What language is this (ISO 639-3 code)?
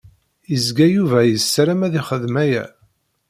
kab